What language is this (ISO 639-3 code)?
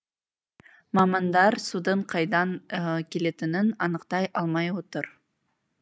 kaz